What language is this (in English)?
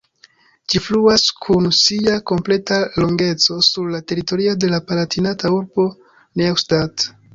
Esperanto